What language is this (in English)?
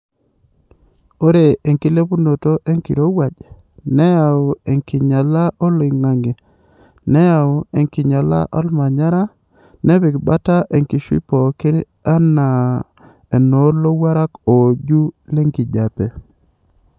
Masai